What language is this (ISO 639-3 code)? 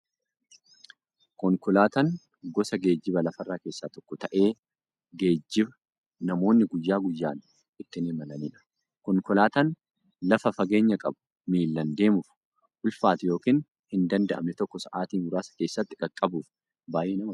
orm